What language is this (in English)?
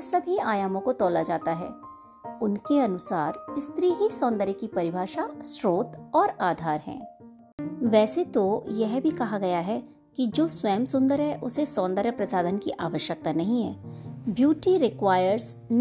Hindi